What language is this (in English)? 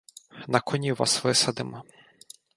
Ukrainian